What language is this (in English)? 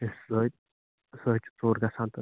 Kashmiri